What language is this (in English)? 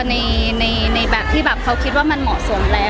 Thai